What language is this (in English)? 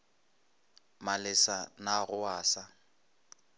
Northern Sotho